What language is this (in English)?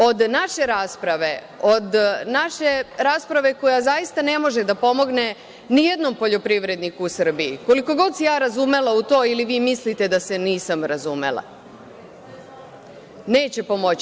Serbian